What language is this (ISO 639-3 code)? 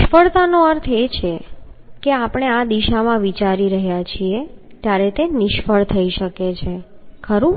guj